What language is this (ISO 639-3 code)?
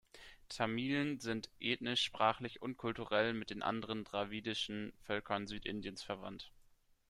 deu